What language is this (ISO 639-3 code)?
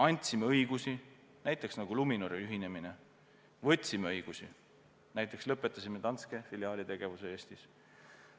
est